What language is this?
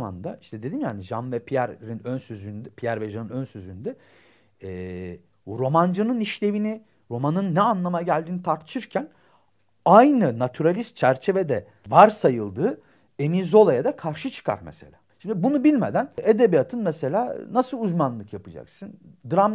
Turkish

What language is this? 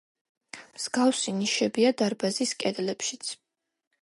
Georgian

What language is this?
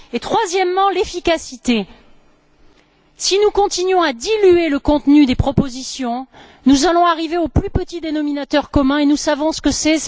French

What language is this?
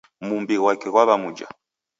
Taita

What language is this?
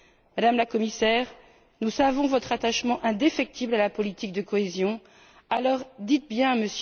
French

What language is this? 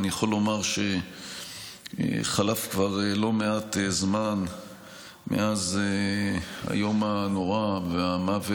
Hebrew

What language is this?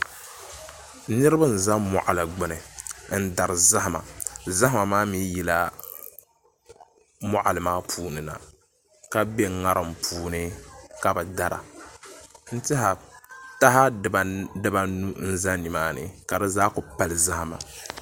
Dagbani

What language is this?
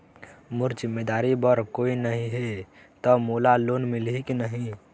Chhattisgarhi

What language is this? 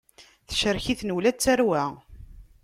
Kabyle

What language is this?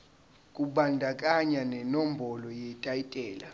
Zulu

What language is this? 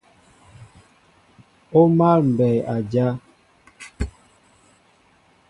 Mbo (Cameroon)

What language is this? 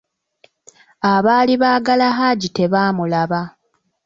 Ganda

